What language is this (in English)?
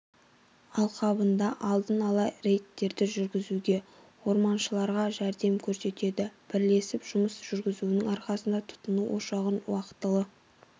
Kazakh